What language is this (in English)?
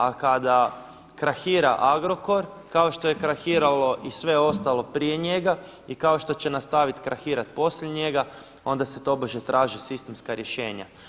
Croatian